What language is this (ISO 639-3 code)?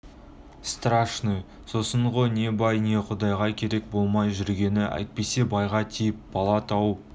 kaz